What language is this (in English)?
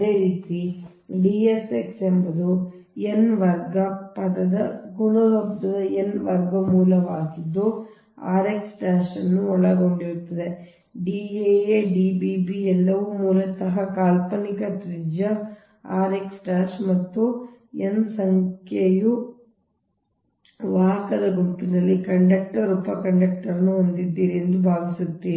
Kannada